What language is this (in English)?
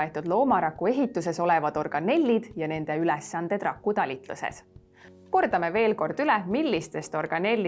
Estonian